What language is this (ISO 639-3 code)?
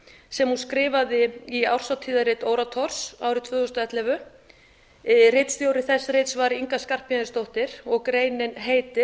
isl